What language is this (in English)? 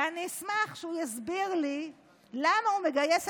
Hebrew